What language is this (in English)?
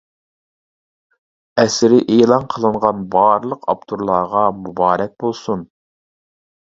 Uyghur